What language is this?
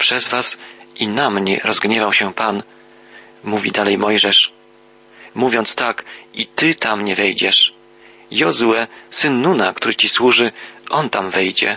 Polish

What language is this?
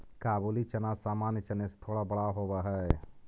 Magahi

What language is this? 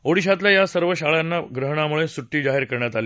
Marathi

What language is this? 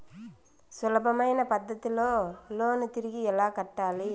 Telugu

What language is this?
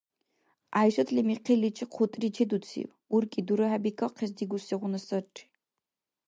Dargwa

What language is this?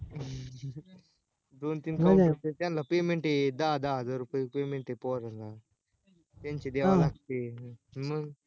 Marathi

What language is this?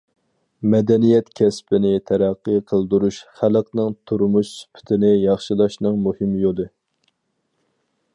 Uyghur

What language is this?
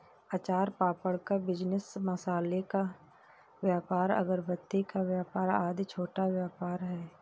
Hindi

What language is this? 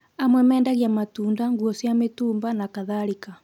Kikuyu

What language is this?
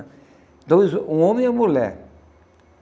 Portuguese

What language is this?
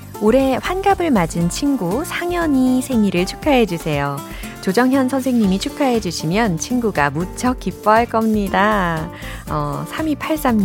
Korean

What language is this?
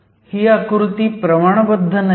Marathi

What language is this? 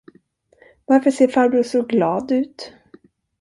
Swedish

